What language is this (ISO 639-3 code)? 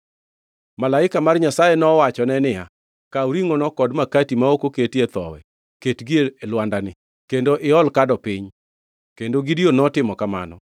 luo